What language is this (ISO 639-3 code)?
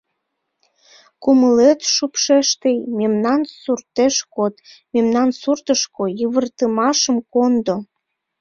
chm